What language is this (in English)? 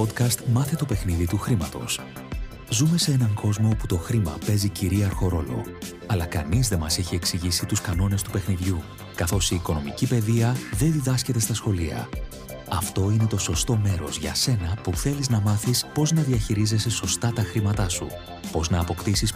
Greek